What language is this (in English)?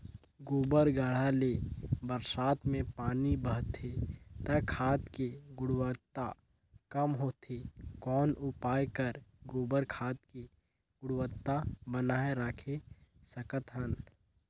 Chhattisgarhi